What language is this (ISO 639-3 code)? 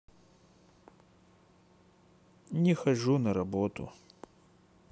rus